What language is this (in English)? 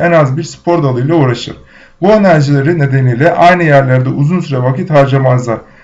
Turkish